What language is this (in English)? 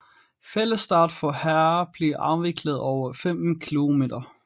Danish